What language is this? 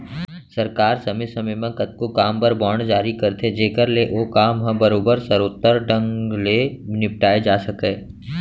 Chhattisgarhi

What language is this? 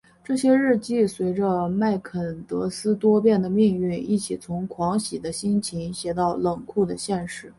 Chinese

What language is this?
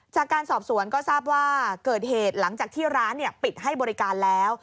Thai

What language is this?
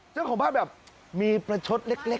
Thai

